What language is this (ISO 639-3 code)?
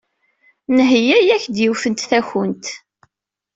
kab